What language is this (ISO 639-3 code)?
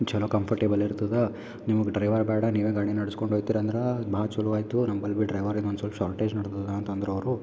kan